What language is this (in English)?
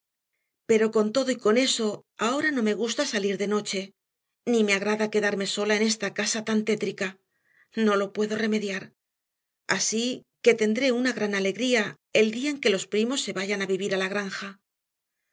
Spanish